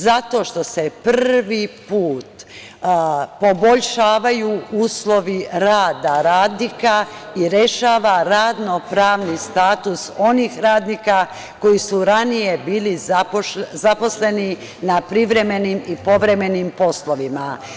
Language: Serbian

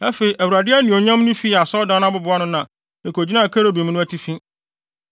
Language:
Akan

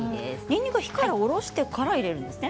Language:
Japanese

